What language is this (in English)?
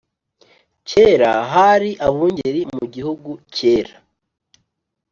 Kinyarwanda